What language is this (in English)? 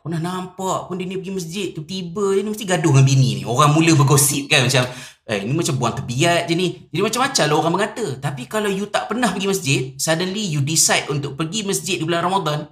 Malay